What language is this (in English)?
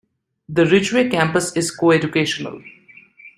English